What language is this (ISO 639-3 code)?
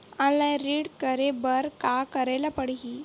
hne